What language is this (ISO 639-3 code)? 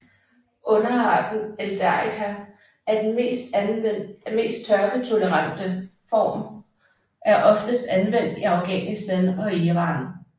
dan